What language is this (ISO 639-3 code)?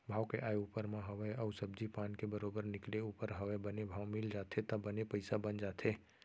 hne